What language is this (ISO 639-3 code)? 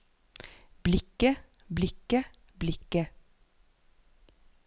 nor